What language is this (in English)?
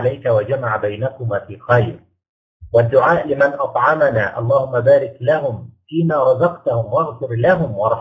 Arabic